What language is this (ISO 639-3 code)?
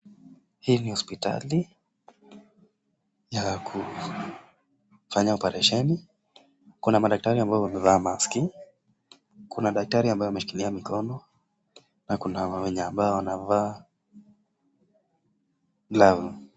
swa